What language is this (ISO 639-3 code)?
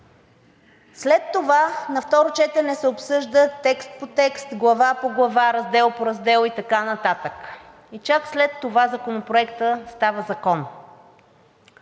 bul